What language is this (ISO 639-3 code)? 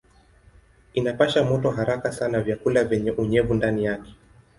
swa